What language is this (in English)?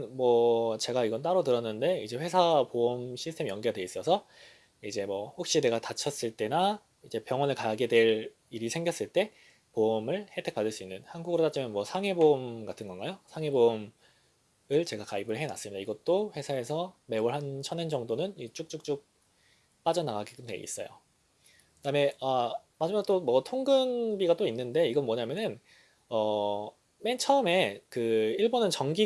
Korean